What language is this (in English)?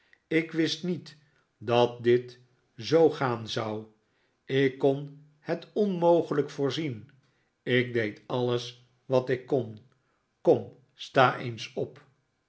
Dutch